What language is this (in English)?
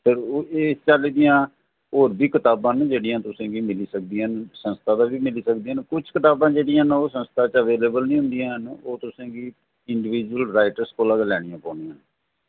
Dogri